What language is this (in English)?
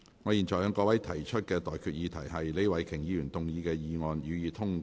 Cantonese